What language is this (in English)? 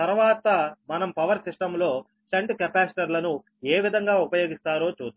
Telugu